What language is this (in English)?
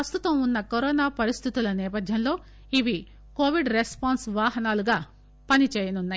Telugu